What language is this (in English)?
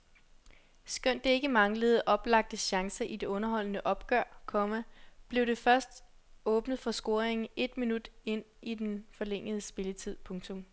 Danish